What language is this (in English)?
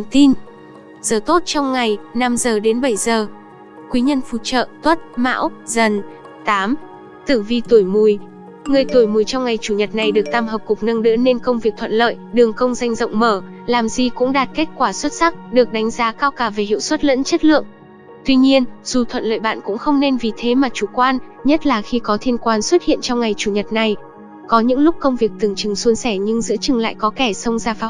Vietnamese